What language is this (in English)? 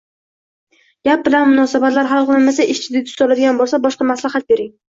Uzbek